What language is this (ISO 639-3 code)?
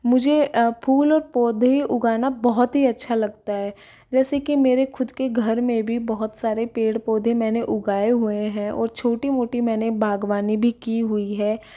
hin